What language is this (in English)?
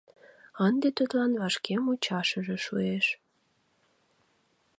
Mari